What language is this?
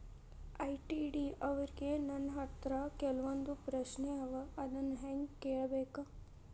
Kannada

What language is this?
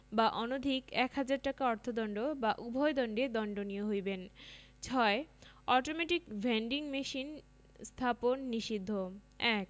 Bangla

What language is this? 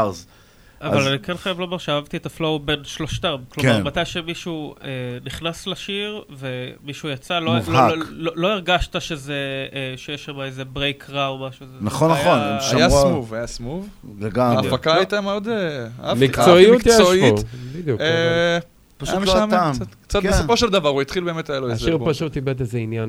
Hebrew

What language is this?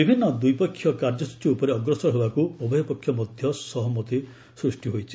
Odia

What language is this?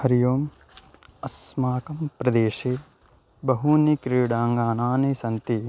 Sanskrit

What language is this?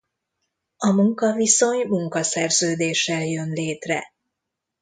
Hungarian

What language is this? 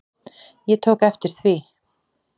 Icelandic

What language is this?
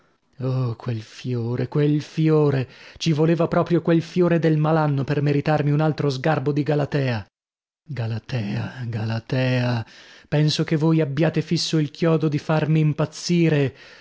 Italian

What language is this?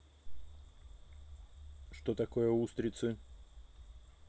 Russian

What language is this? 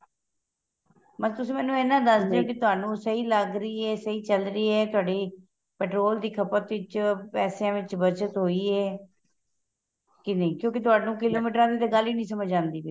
Punjabi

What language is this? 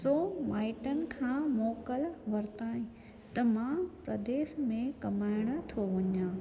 Sindhi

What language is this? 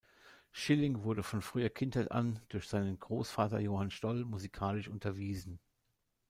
German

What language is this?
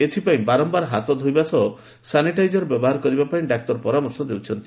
Odia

